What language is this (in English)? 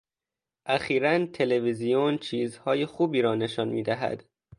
Persian